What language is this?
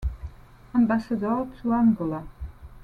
English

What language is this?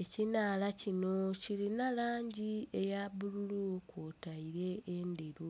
Soga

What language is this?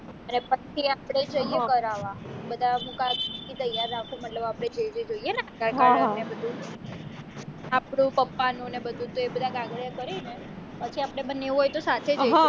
Gujarati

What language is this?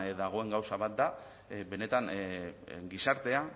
Basque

